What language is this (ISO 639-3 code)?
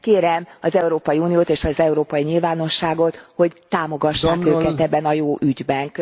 hun